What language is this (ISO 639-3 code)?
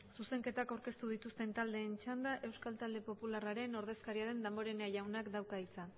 eus